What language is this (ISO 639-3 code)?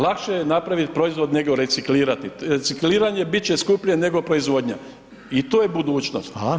hrv